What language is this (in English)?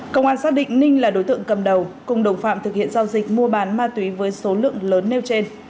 Vietnamese